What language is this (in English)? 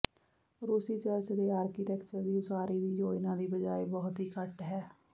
Punjabi